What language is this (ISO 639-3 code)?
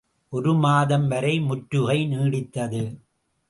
tam